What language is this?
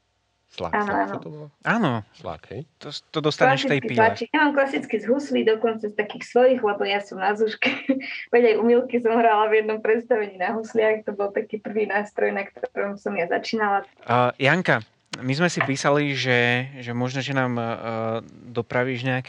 Slovak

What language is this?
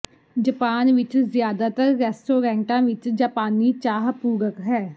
Punjabi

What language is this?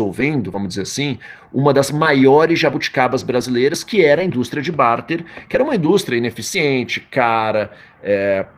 Portuguese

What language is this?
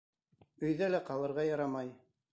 Bashkir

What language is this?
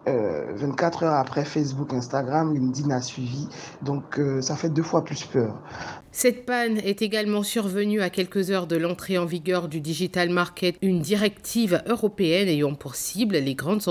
French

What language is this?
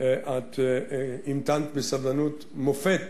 Hebrew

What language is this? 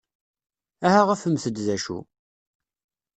Kabyle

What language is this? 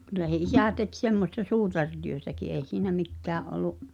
Finnish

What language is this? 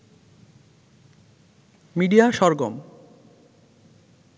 Bangla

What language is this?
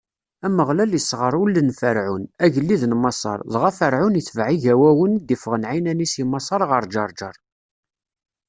Kabyle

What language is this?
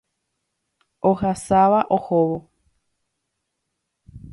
Guarani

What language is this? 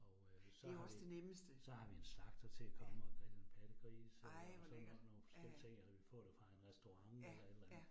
Danish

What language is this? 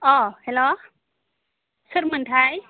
Bodo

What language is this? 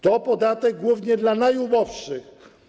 Polish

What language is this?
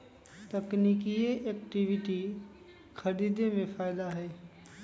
Magahi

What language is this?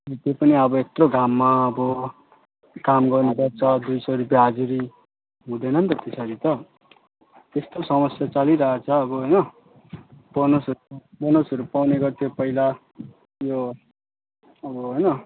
Nepali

